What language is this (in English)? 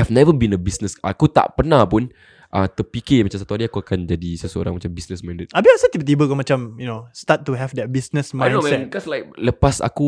Malay